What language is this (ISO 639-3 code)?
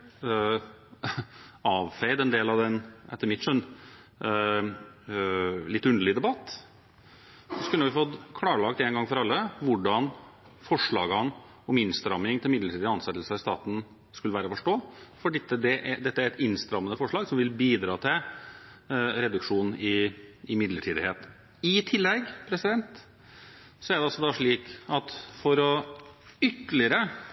nob